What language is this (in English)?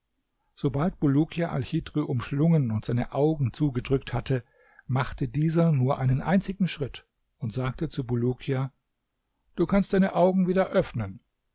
German